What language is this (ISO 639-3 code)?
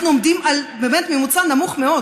heb